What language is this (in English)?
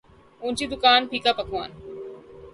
Urdu